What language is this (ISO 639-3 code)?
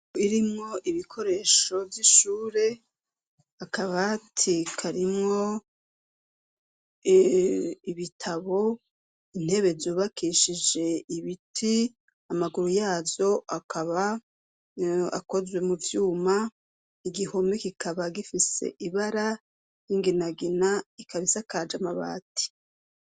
run